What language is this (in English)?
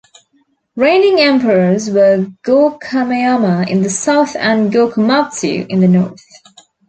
English